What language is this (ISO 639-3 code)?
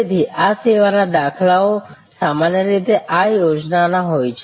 guj